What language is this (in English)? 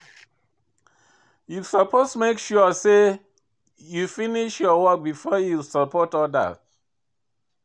Nigerian Pidgin